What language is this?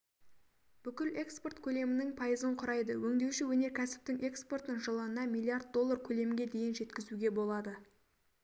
Kazakh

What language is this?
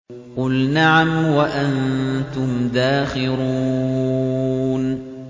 Arabic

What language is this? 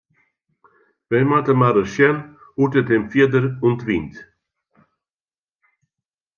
Western Frisian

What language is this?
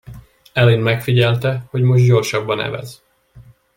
Hungarian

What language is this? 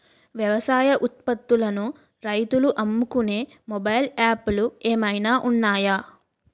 Telugu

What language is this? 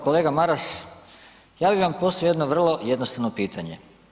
Croatian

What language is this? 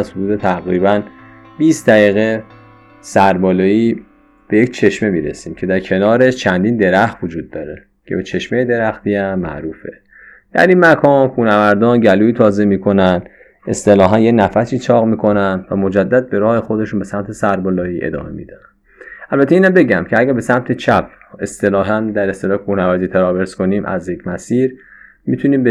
Persian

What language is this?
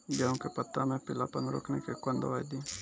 Maithili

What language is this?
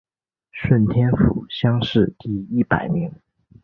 Chinese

